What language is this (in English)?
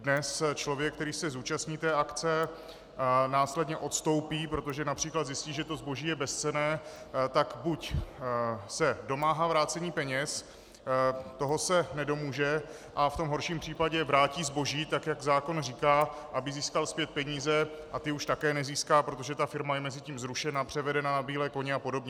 Czech